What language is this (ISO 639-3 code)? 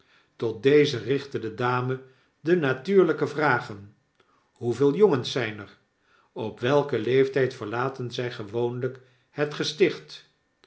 nld